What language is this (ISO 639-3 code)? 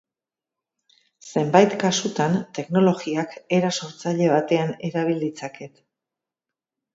eus